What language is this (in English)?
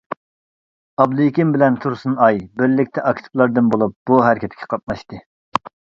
Uyghur